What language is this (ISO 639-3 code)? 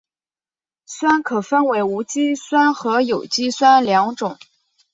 zho